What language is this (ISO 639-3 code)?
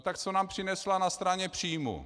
ces